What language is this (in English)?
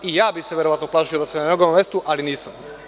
Serbian